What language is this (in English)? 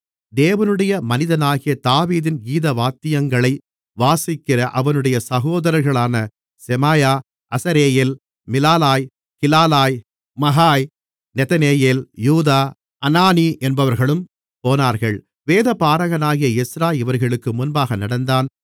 Tamil